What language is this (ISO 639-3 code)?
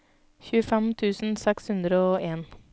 nor